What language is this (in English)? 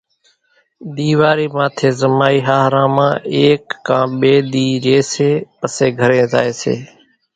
Kachi Koli